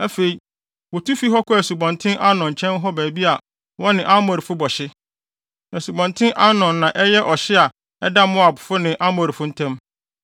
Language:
Akan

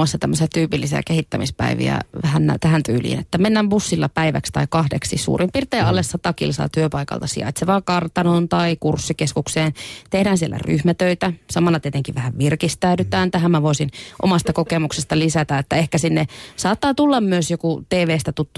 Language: Finnish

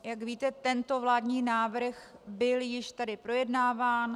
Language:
Czech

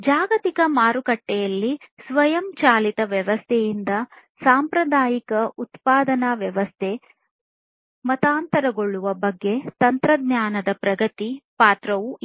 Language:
Kannada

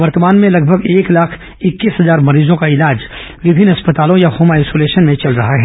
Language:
Hindi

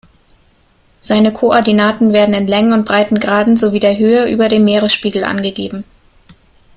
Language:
German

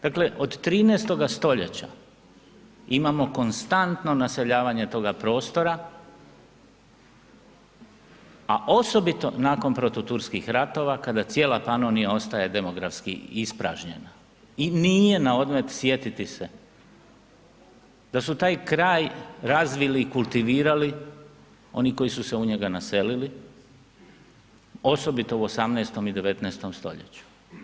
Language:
Croatian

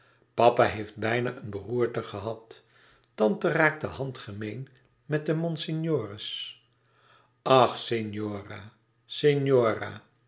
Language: Dutch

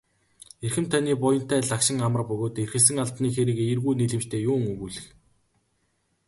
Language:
Mongolian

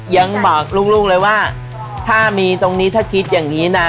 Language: Thai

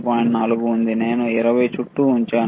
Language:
Telugu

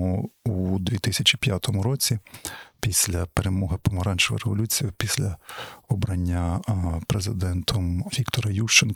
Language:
Ukrainian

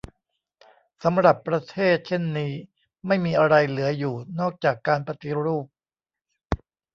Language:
Thai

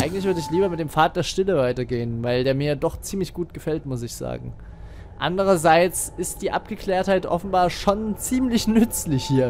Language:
German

